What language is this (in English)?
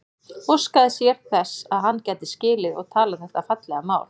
Icelandic